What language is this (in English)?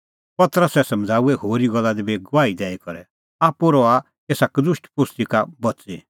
Kullu Pahari